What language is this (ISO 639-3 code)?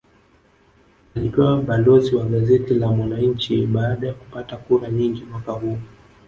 swa